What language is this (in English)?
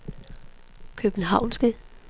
Danish